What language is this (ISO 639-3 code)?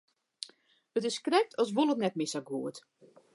fry